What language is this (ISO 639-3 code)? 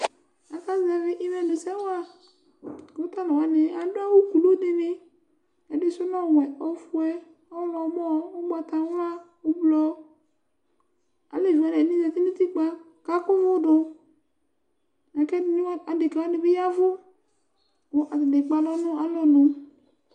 kpo